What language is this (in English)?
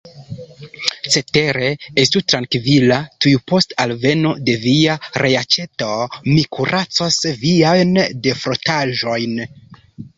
Esperanto